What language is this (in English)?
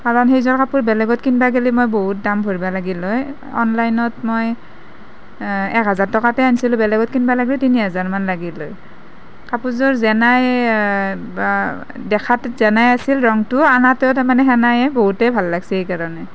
Assamese